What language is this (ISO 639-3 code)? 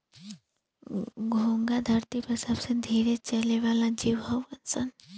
bho